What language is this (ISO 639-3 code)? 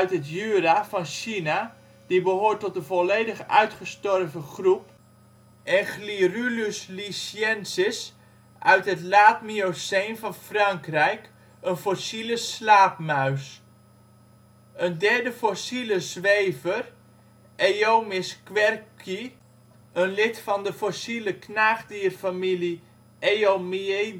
nld